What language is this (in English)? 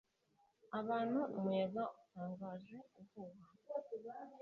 Kinyarwanda